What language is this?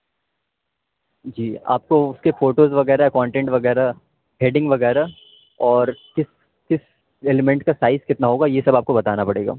Urdu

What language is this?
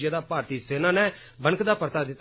Dogri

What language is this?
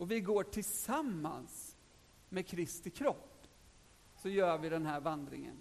Swedish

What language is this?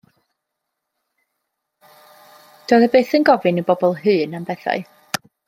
Welsh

